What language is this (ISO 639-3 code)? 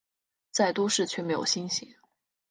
zho